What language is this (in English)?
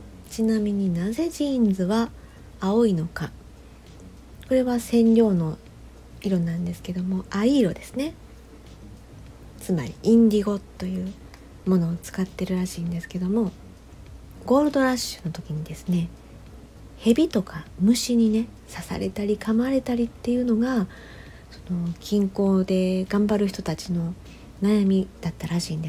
Japanese